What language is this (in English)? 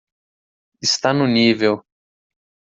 Portuguese